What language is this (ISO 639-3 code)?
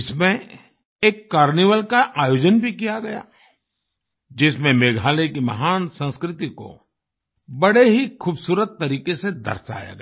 hin